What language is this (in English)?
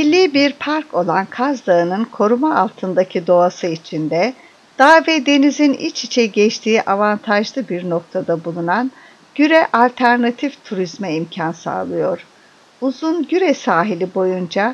Turkish